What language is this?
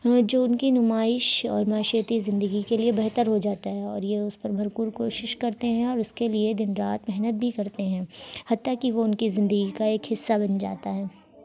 Urdu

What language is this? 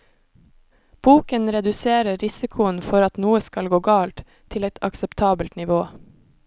Norwegian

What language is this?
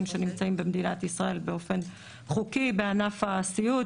Hebrew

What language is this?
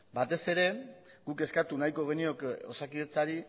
Basque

